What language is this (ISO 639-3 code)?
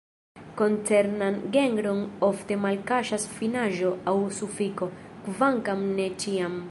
epo